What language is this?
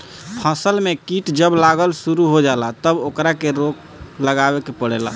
Bhojpuri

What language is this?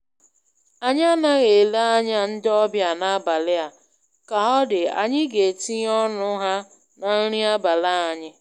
Igbo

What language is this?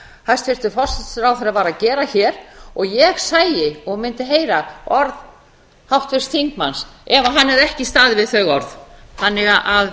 Icelandic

